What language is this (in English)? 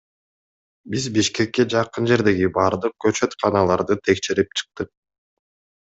Kyrgyz